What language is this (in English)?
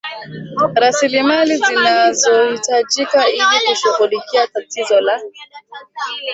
Swahili